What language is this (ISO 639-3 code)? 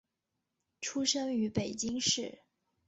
zho